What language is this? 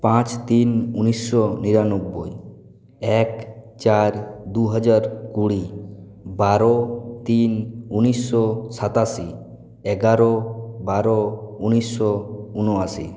Bangla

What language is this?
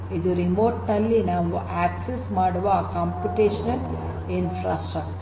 Kannada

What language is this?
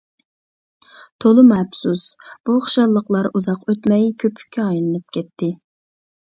Uyghur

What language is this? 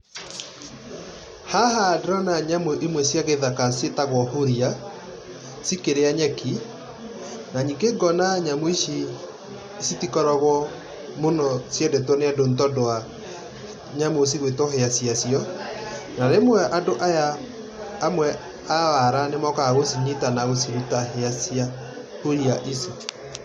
Kikuyu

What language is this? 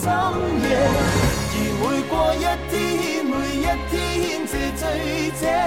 Chinese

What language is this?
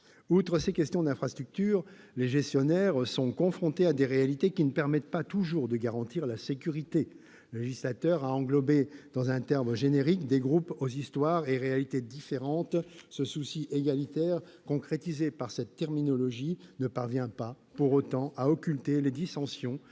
French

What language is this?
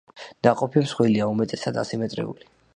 Georgian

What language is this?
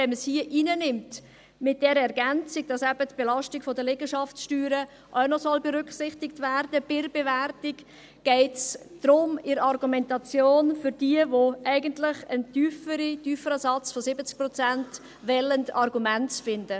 Swiss German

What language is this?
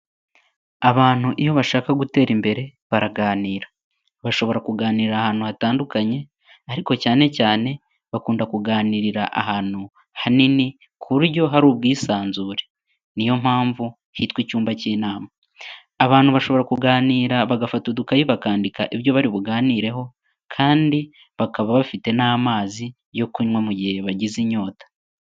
Kinyarwanda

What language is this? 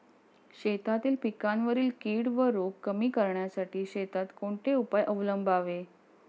Marathi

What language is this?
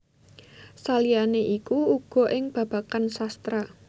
Javanese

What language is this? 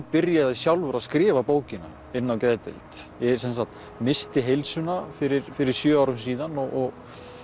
Icelandic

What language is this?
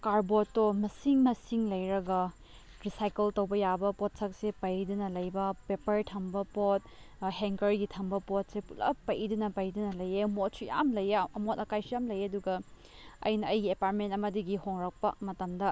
Manipuri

